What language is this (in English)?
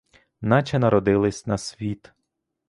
Ukrainian